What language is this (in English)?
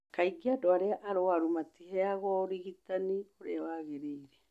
Kikuyu